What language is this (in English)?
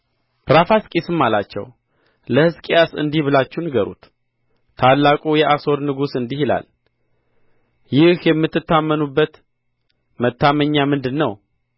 Amharic